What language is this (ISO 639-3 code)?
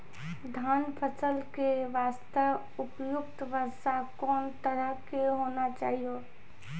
mai